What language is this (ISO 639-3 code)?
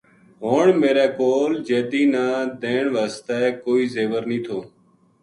gju